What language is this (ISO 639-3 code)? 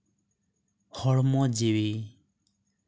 sat